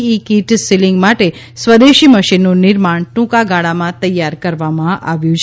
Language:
Gujarati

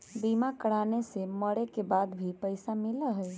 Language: Magahi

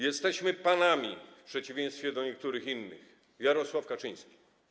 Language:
Polish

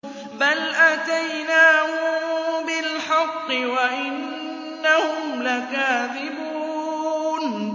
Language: Arabic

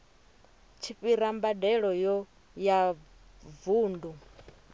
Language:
Venda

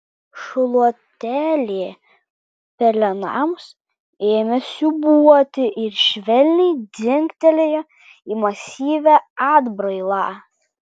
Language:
Lithuanian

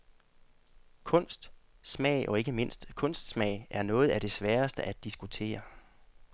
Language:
Danish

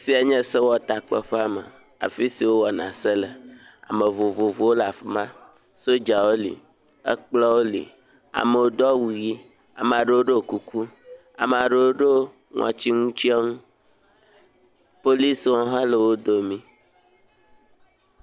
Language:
Ewe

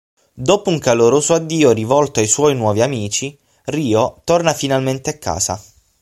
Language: Italian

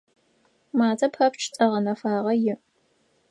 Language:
Adyghe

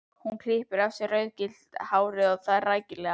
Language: Icelandic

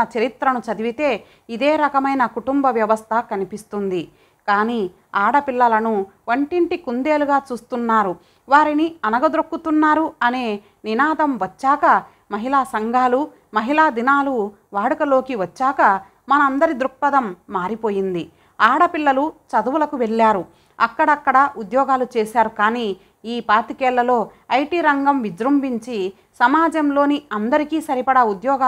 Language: Telugu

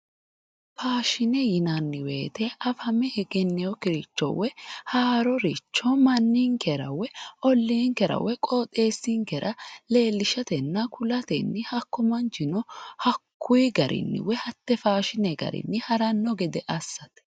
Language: Sidamo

